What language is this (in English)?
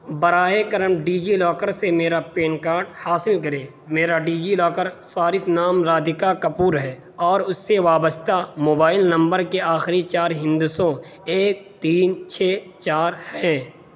Urdu